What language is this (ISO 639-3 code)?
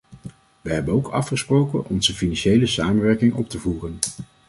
nld